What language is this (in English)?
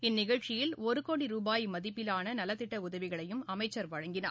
Tamil